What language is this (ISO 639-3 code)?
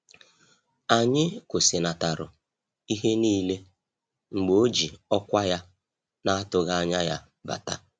ibo